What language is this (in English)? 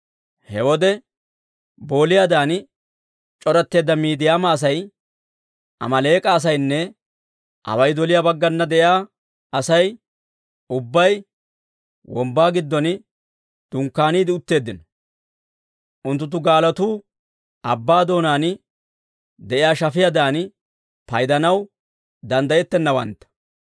Dawro